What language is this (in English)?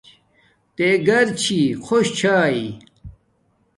Domaaki